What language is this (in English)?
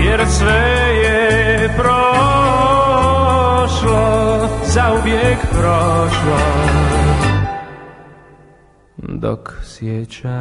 Romanian